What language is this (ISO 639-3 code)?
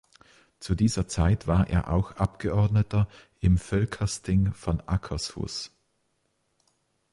deu